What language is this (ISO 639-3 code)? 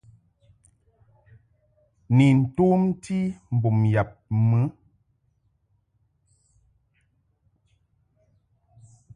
mhk